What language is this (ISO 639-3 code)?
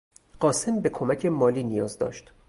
fas